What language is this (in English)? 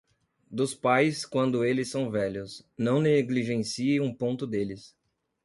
Portuguese